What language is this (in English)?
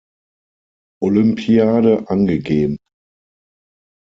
German